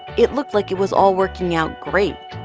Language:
English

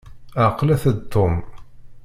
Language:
Kabyle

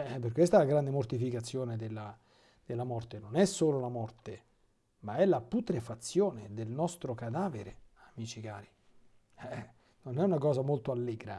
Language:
Italian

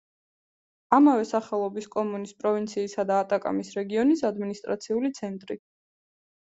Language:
Georgian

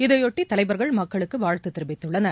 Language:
Tamil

